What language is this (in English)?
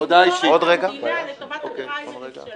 Hebrew